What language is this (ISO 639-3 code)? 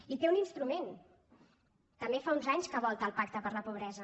cat